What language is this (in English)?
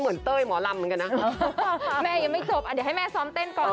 Thai